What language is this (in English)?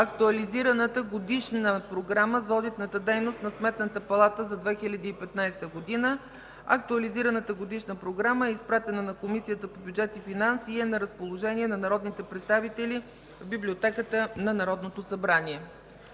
Bulgarian